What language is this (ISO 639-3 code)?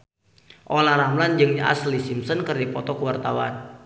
sun